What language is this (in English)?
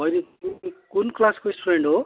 Nepali